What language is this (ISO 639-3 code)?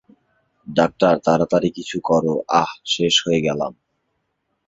ben